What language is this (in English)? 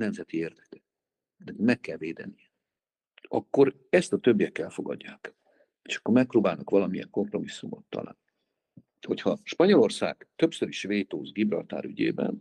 Hungarian